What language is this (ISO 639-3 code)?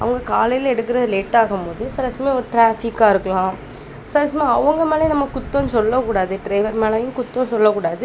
tam